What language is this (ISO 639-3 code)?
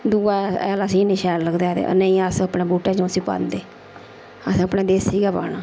doi